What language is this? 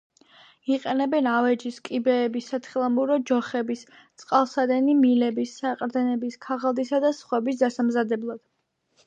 Georgian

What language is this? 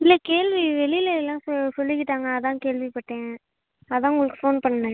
Tamil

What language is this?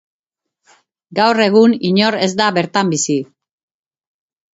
Basque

